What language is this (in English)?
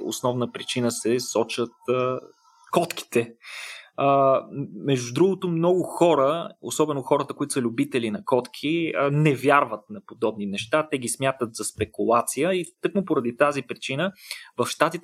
Bulgarian